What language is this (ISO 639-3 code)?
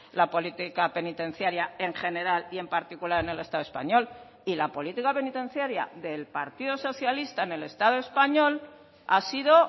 spa